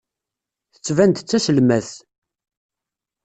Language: Kabyle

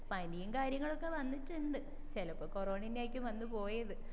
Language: Malayalam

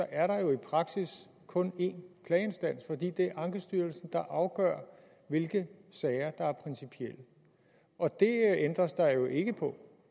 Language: Danish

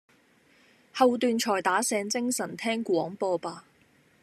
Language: Cantonese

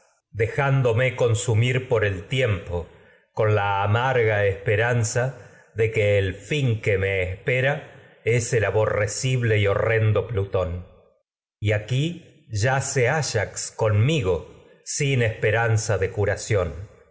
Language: Spanish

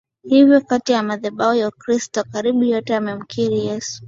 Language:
Swahili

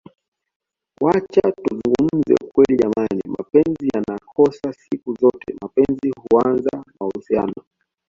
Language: Swahili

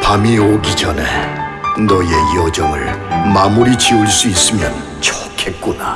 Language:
Korean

